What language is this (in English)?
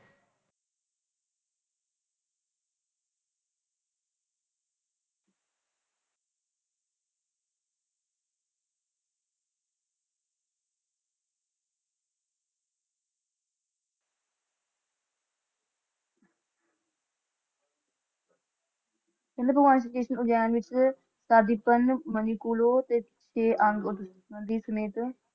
Punjabi